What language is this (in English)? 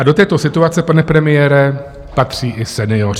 Czech